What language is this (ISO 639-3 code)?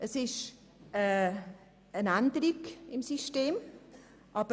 gsw